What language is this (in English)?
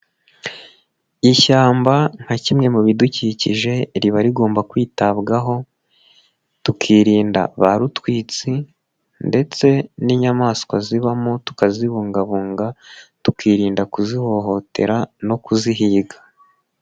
Kinyarwanda